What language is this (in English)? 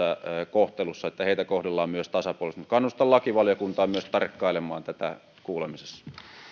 Finnish